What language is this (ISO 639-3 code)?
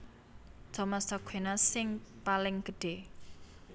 jav